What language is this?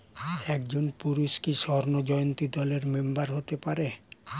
Bangla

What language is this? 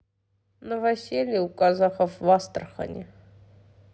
Russian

